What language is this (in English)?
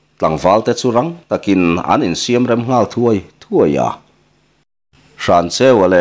Thai